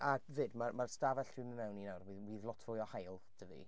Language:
Welsh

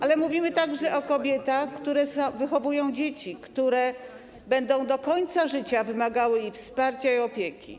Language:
Polish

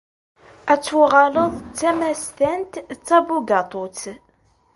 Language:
Kabyle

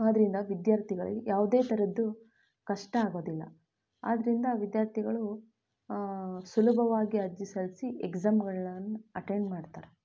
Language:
Kannada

